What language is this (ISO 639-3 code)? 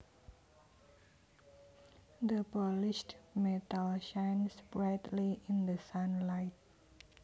jav